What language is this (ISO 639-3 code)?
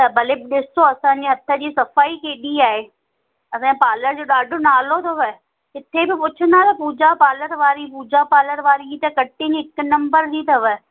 snd